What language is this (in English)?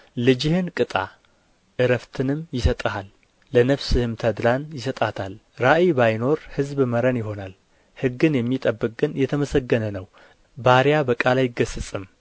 Amharic